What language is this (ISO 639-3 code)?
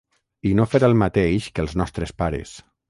cat